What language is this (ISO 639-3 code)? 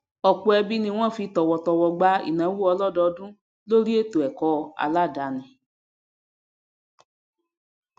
yor